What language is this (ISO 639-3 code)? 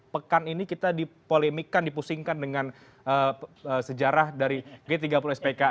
ind